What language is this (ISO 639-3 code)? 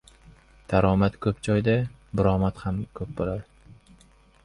uzb